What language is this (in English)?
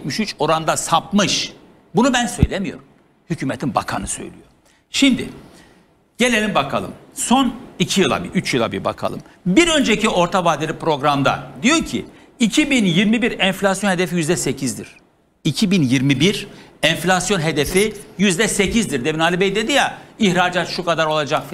Turkish